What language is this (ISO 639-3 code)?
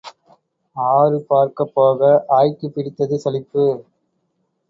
tam